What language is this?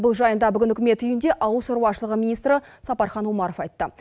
Kazakh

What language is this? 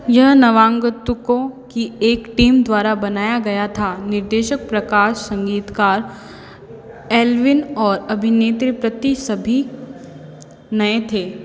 Hindi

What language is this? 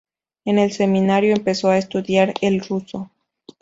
Spanish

